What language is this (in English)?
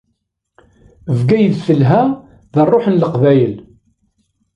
Kabyle